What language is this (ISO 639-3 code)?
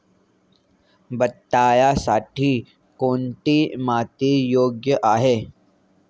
mar